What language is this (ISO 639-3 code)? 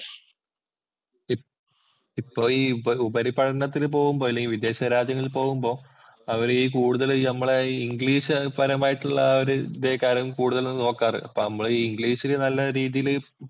mal